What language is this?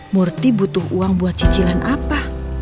Indonesian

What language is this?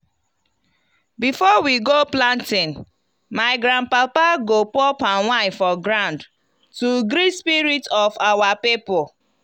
Nigerian Pidgin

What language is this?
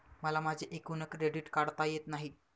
Marathi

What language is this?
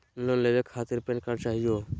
Magahi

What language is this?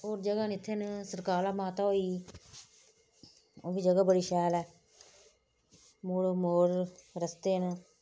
Dogri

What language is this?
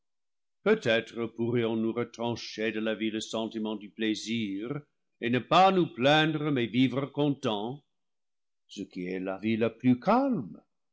French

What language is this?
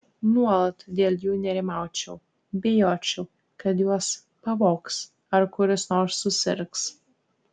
Lithuanian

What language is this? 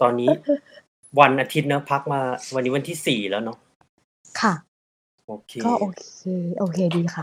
Thai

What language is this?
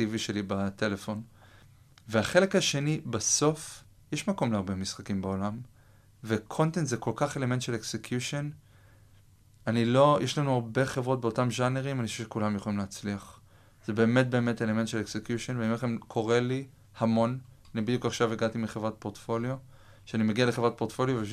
Hebrew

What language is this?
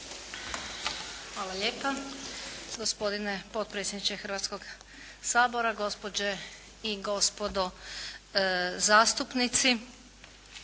Croatian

